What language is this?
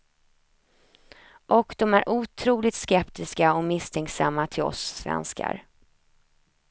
Swedish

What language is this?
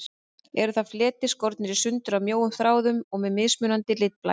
Icelandic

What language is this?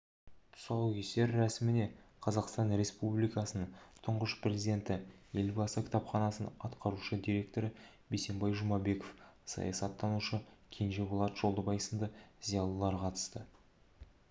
Kazakh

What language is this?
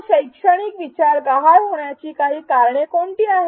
Marathi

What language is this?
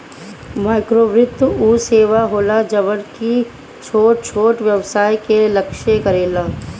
Bhojpuri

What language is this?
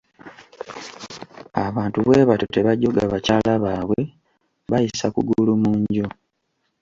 Ganda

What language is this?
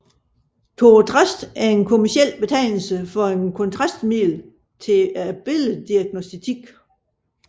Danish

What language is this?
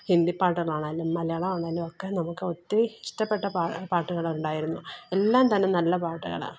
Malayalam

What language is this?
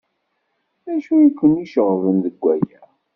Kabyle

